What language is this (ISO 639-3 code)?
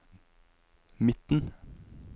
nor